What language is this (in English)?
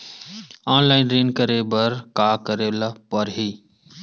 Chhattisgarhi